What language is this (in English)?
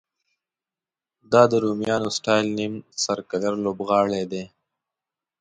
Pashto